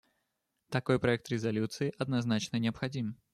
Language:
Russian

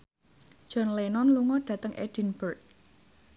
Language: Javanese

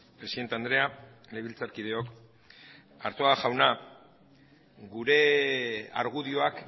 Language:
Basque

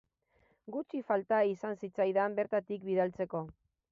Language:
Basque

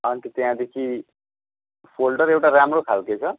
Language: Nepali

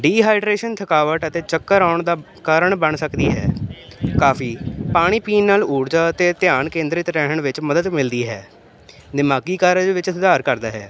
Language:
Punjabi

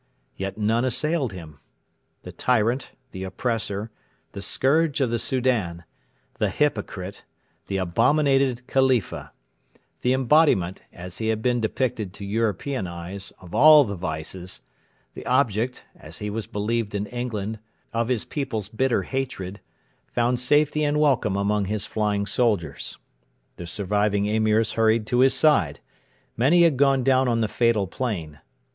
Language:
English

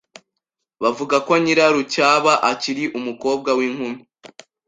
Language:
Kinyarwanda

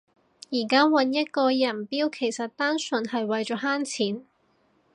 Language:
Cantonese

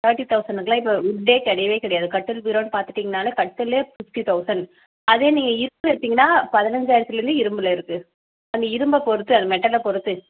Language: Tamil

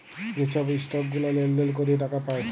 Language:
Bangla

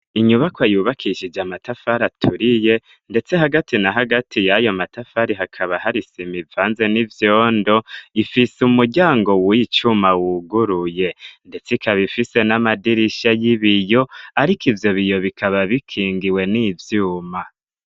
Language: Rundi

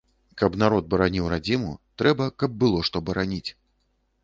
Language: Belarusian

